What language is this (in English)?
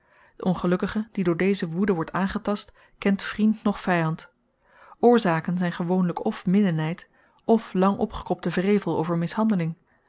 Dutch